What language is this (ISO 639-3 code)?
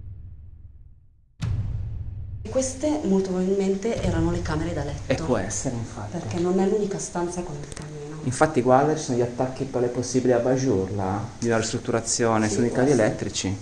ita